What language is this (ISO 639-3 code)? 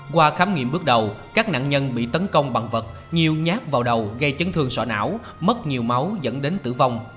vie